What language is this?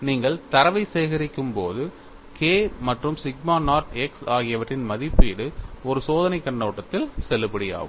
Tamil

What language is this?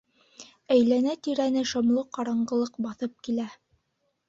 Bashkir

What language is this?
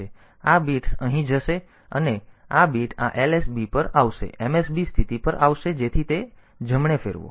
Gujarati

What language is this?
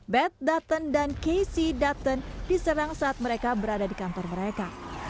Indonesian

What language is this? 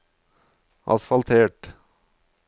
Norwegian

